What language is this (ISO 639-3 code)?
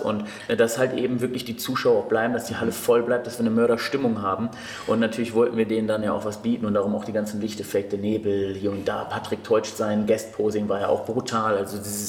deu